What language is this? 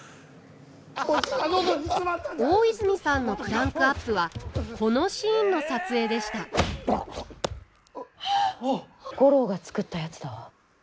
Japanese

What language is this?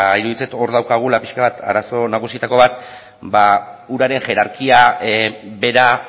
Basque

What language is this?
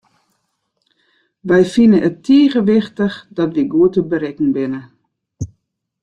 Western Frisian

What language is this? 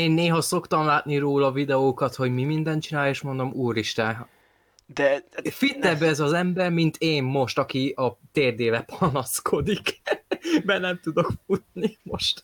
Hungarian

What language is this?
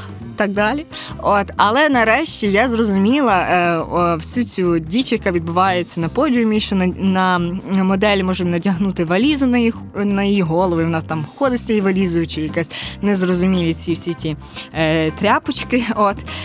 Ukrainian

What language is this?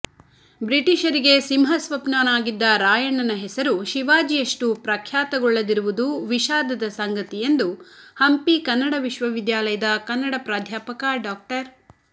Kannada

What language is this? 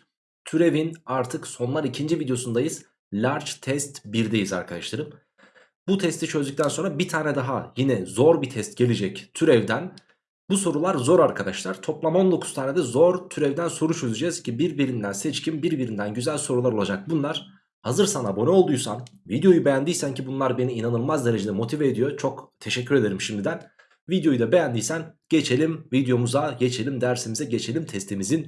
Turkish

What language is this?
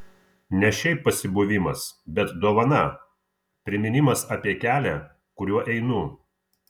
Lithuanian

